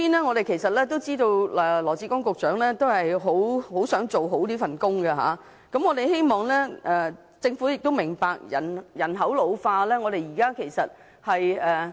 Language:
Cantonese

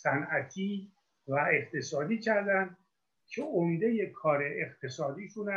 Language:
Persian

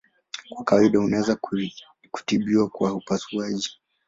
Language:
Swahili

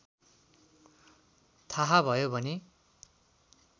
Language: Nepali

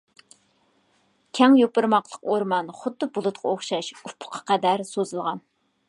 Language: Uyghur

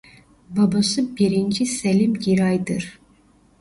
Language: Turkish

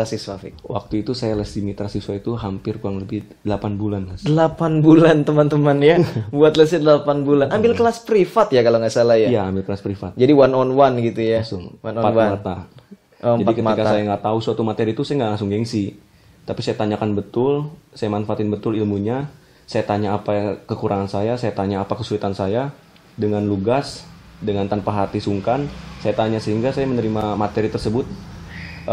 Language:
Indonesian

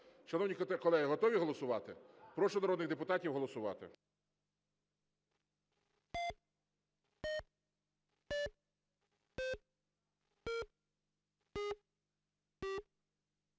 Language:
Ukrainian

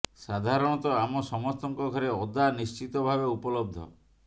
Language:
Odia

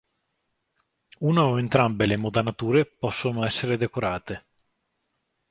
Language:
Italian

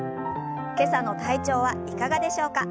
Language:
Japanese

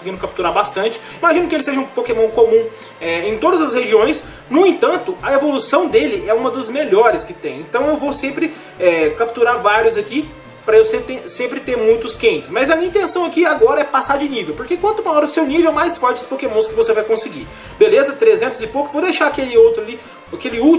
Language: Portuguese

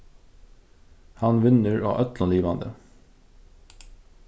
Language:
Faroese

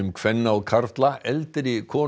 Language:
Icelandic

